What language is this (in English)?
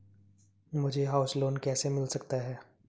Hindi